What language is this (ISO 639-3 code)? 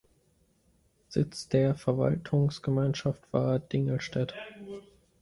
deu